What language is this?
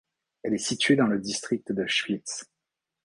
French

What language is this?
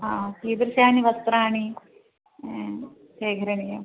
Sanskrit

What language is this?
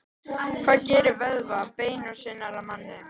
Icelandic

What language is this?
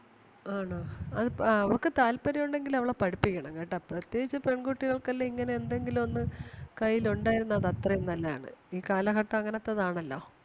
Malayalam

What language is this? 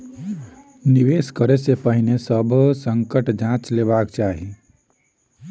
Maithili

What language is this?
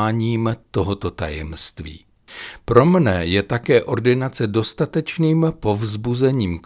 Czech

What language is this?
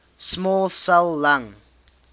English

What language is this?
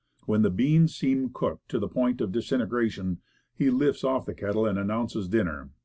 English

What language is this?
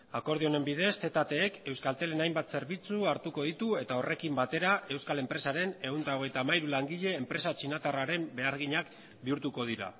Basque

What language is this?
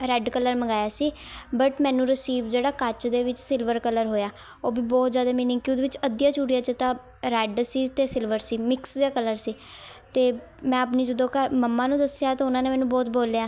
Punjabi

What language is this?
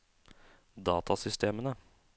Norwegian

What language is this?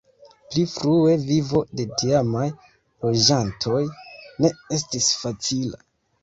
Esperanto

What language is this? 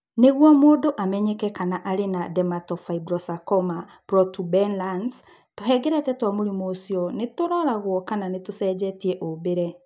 Kikuyu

